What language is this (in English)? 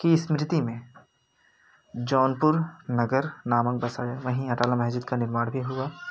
Hindi